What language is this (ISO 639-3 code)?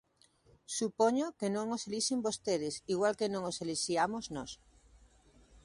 glg